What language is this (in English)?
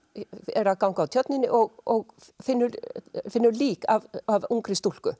Icelandic